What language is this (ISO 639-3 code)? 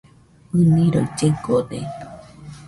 hux